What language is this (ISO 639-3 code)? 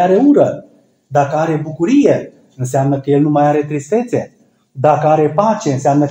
ron